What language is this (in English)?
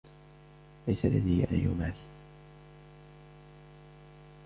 Arabic